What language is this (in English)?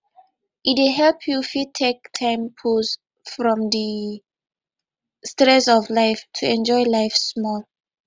Nigerian Pidgin